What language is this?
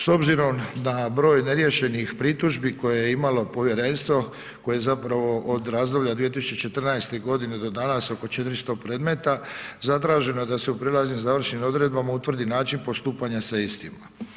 Croatian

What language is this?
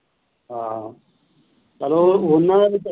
Punjabi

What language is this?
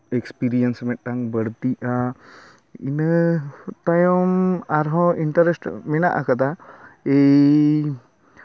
Santali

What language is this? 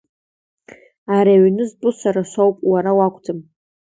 Abkhazian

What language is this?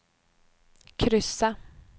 Swedish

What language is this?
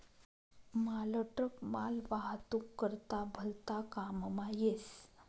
Marathi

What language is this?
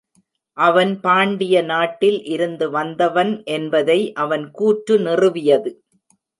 Tamil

